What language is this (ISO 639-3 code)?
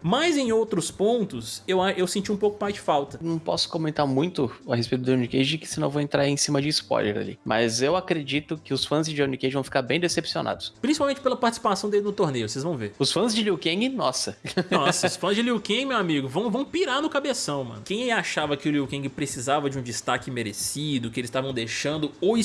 por